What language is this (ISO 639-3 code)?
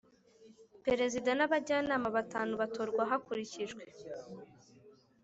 kin